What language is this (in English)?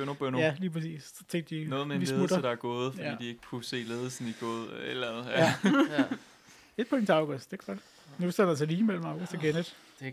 Danish